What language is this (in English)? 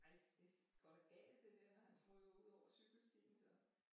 Danish